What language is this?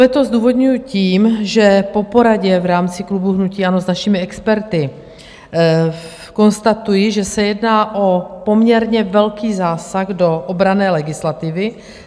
Czech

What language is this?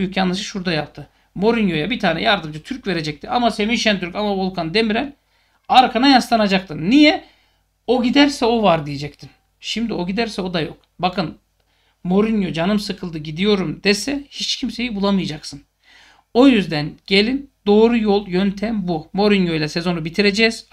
Turkish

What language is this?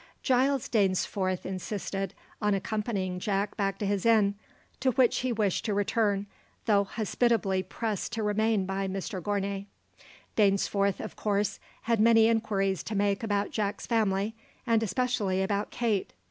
English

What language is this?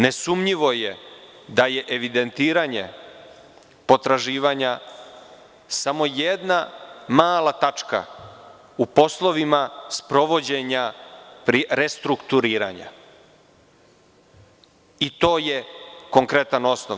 Serbian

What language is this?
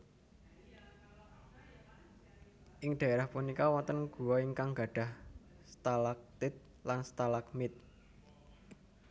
Javanese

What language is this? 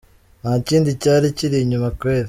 Kinyarwanda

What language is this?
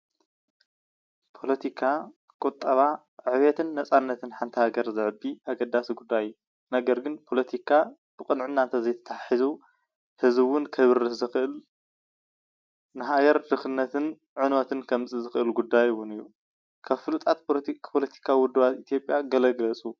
Tigrinya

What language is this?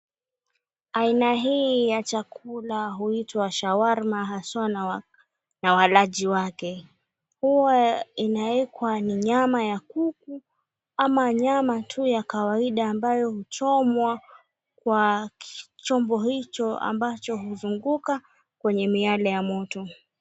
Swahili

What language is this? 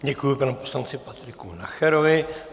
Czech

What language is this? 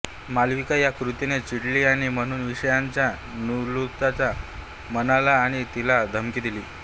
Marathi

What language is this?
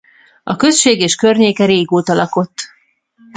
Hungarian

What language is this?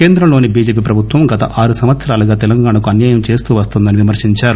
Telugu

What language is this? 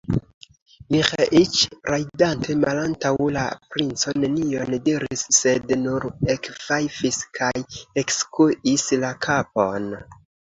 Esperanto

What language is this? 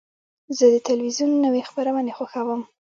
Pashto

